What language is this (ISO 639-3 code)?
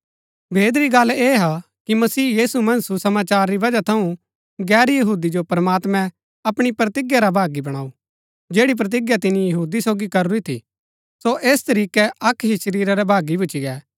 gbk